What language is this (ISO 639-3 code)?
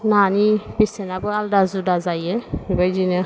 brx